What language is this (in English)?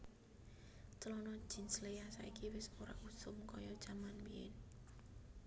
Javanese